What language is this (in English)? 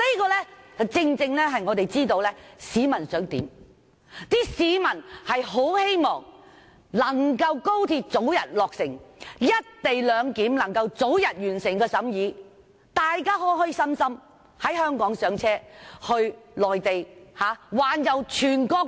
Cantonese